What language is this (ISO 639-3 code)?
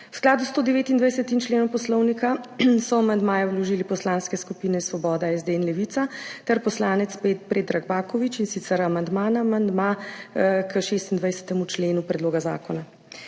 slv